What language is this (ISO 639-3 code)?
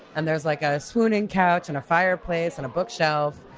eng